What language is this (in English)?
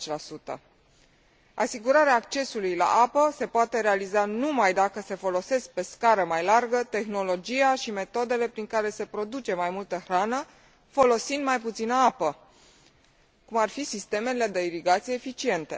Romanian